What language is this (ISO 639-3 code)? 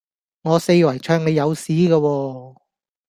yue